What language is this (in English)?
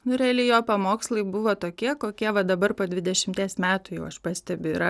Lithuanian